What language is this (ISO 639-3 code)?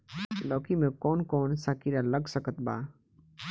bho